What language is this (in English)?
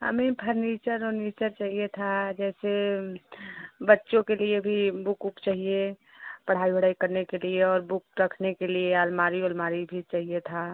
Hindi